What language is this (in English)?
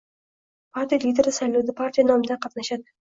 Uzbek